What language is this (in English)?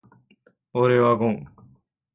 Japanese